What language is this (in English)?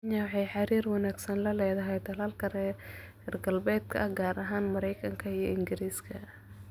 Somali